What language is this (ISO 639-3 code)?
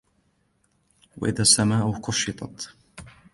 ara